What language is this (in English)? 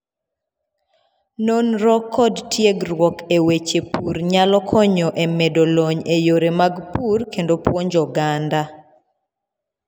Luo (Kenya and Tanzania)